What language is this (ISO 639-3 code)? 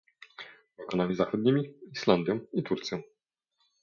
pol